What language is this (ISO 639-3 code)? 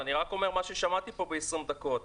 heb